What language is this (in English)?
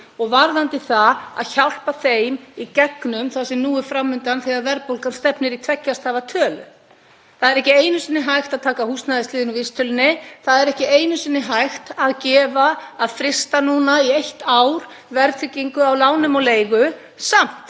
Icelandic